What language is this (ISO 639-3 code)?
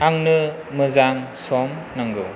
brx